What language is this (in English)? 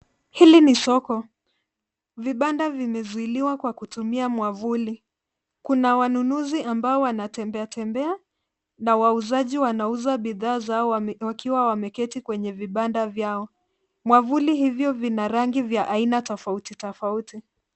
Swahili